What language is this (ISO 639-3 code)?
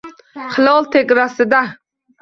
uzb